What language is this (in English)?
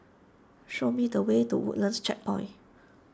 English